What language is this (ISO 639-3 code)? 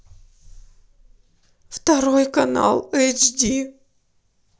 rus